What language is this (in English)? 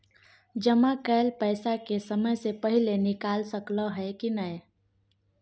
Maithili